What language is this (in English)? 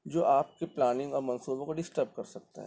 Urdu